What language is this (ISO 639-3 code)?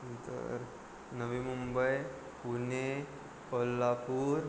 mar